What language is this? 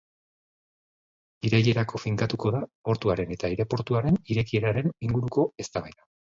Basque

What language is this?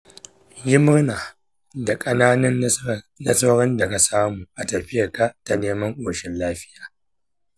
Hausa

